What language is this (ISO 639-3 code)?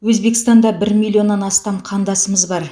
kaz